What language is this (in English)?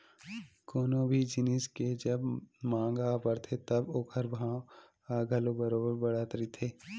Chhattisgarhi